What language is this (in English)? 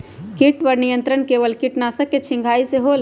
Magahi